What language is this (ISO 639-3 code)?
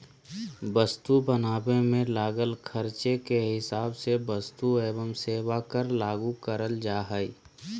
mag